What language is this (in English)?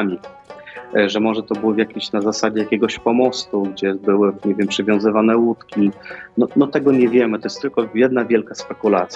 Polish